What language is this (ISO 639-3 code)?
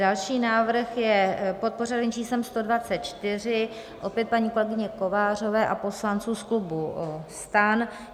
ces